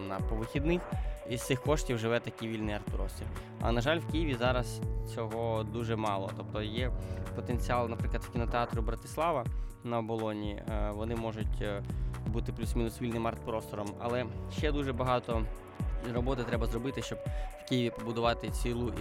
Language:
Ukrainian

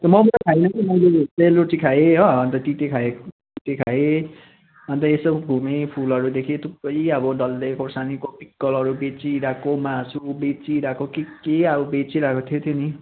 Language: Nepali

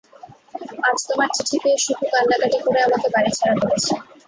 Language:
Bangla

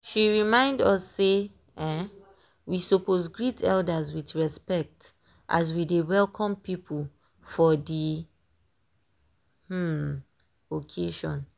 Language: Nigerian Pidgin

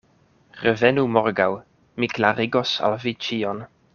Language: Esperanto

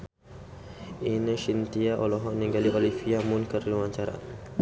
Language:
Sundanese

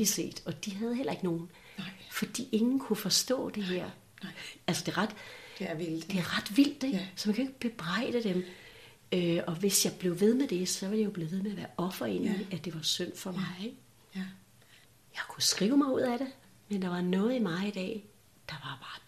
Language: Danish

